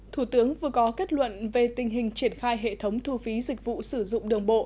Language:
Vietnamese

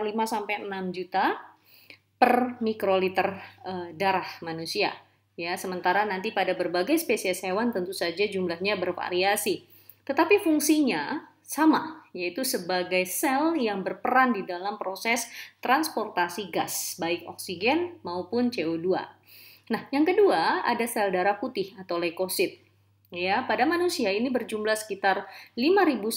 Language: Indonesian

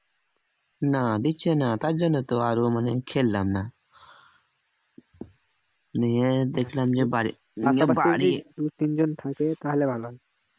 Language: Bangla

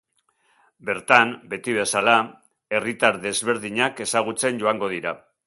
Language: Basque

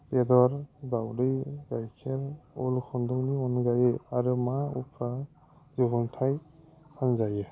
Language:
Bodo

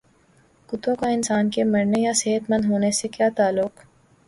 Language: Urdu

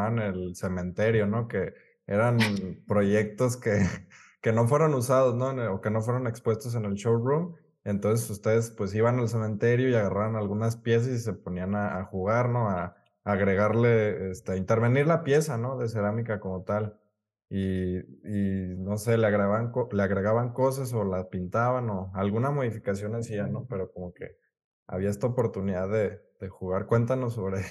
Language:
Spanish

